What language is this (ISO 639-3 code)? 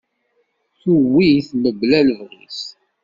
kab